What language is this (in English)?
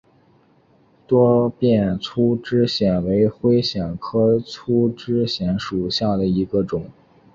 Chinese